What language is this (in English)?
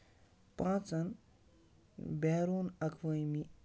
Kashmiri